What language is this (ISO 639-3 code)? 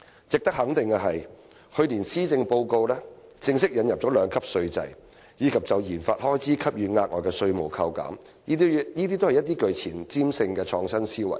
yue